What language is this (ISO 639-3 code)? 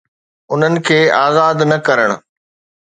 snd